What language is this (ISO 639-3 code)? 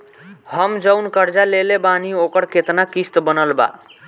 bho